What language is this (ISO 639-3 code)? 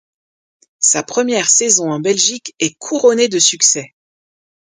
fra